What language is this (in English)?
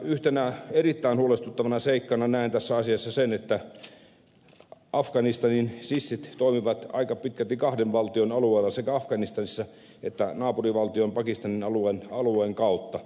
Finnish